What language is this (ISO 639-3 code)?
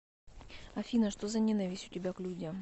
rus